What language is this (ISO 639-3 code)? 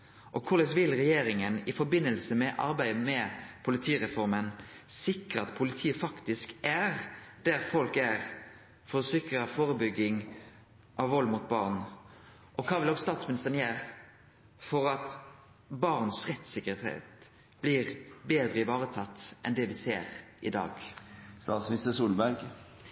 nno